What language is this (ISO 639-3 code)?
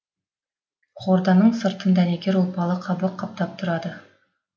kaz